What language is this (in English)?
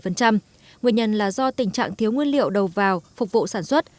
Vietnamese